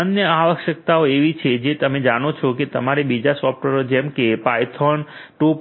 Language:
Gujarati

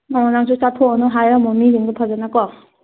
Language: Manipuri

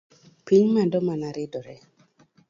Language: Luo (Kenya and Tanzania)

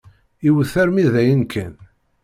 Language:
Kabyle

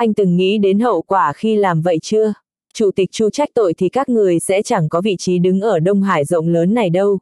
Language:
Vietnamese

